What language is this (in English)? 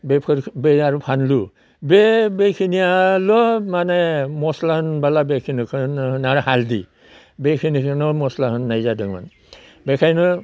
Bodo